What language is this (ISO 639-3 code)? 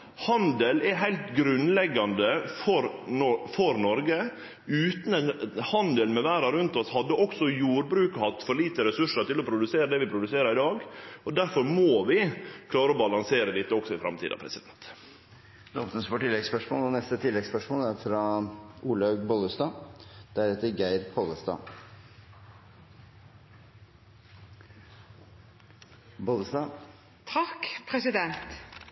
nor